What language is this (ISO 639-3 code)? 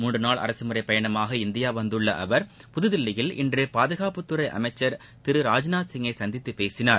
tam